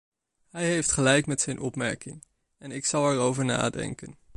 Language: Dutch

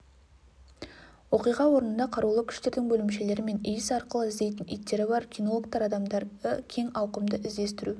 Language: Kazakh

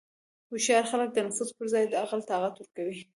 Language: Pashto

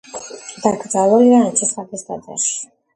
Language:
Georgian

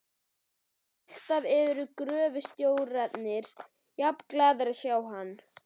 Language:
Icelandic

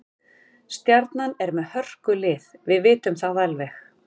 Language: Icelandic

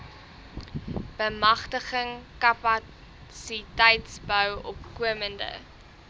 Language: Afrikaans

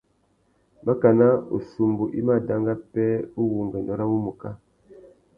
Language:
Tuki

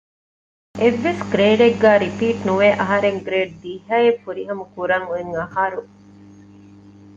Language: Divehi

